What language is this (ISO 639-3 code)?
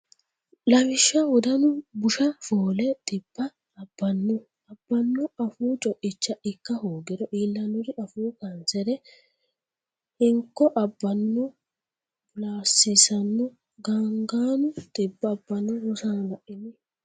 sid